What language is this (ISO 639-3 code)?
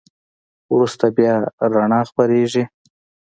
pus